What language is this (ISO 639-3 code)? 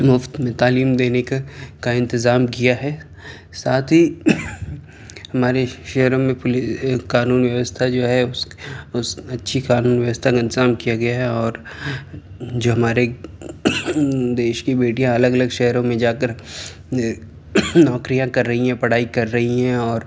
urd